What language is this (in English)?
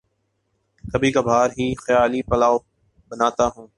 Urdu